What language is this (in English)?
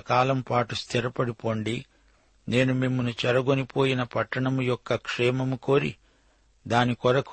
Telugu